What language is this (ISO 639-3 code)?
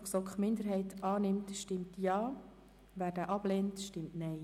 gsw